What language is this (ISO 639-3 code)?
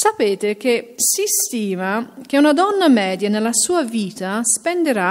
ita